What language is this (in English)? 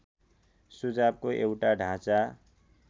Nepali